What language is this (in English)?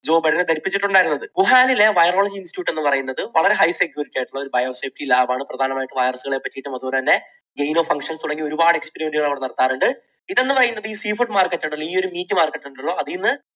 Malayalam